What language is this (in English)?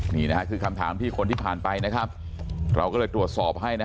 Thai